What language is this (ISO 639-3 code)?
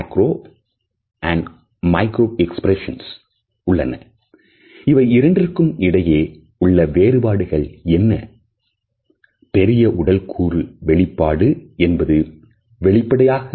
tam